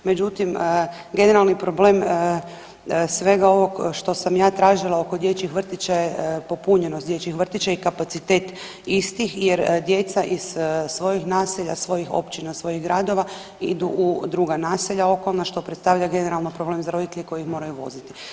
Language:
Croatian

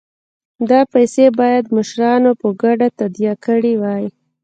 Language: Pashto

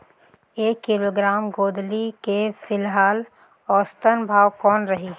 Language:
Chhattisgarhi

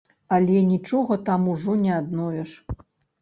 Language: Belarusian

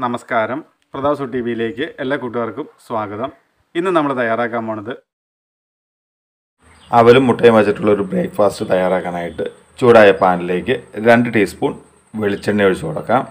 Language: Polish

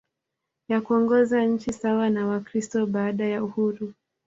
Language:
Swahili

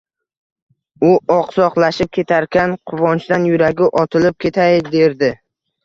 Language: Uzbek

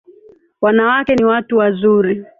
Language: Swahili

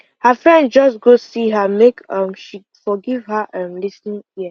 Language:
Nigerian Pidgin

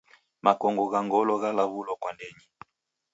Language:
Taita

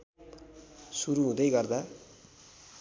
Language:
Nepali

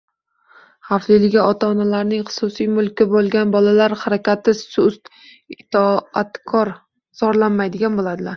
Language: Uzbek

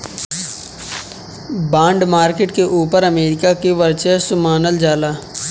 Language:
Bhojpuri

